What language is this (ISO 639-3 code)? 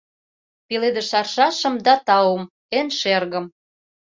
chm